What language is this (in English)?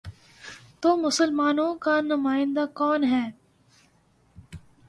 Urdu